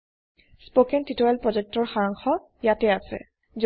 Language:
Assamese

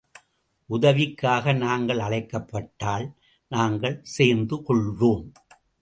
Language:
Tamil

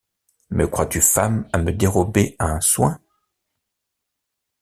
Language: French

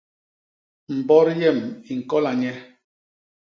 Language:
Basaa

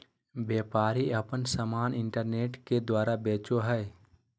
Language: Magahi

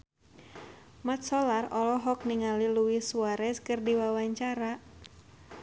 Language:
Sundanese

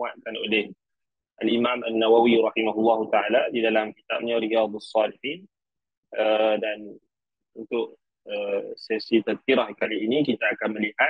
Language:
Malay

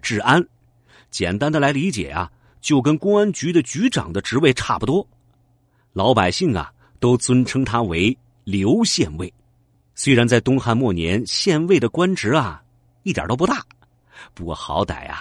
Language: Chinese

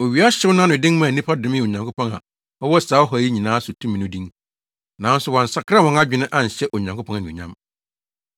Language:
Akan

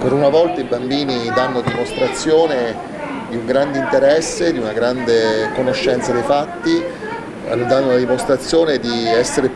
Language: Italian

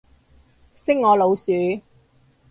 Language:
Cantonese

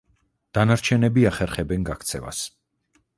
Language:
Georgian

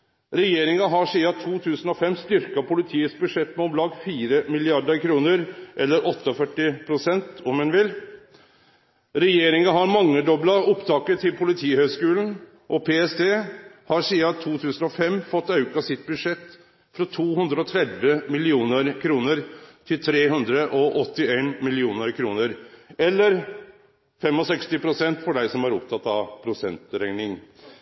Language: Norwegian Nynorsk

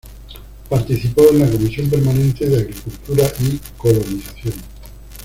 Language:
Spanish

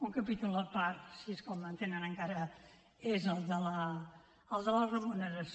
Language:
Catalan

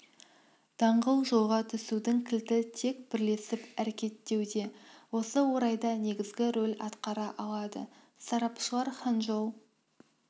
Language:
Kazakh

